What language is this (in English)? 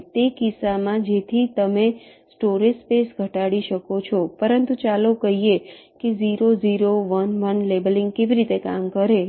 Gujarati